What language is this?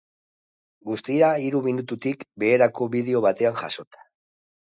Basque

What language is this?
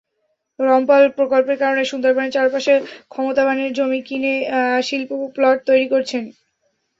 Bangla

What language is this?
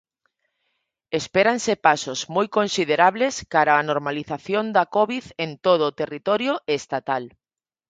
Galician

